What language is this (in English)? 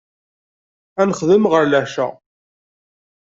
Kabyle